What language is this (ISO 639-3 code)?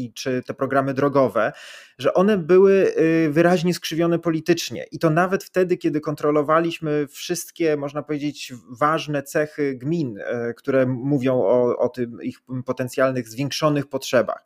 pol